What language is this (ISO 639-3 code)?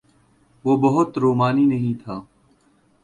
urd